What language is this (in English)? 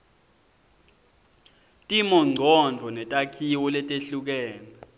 Swati